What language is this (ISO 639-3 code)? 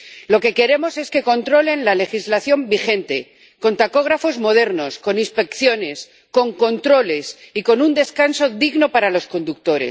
spa